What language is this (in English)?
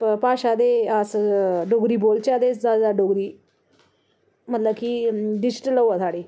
Dogri